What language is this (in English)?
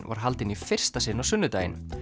Icelandic